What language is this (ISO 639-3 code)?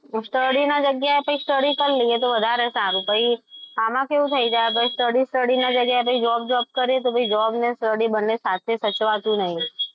guj